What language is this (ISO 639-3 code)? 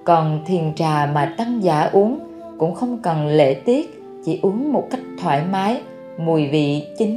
vie